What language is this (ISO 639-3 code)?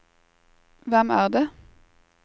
nor